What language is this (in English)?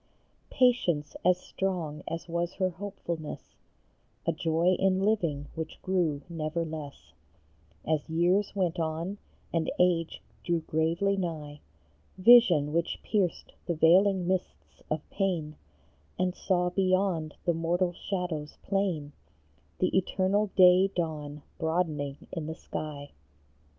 English